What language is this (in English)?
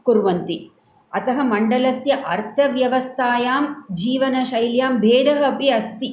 Sanskrit